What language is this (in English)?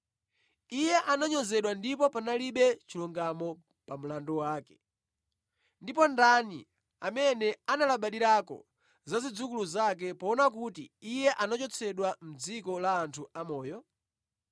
Nyanja